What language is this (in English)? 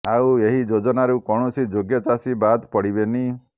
Odia